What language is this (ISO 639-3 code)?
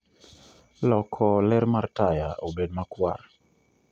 luo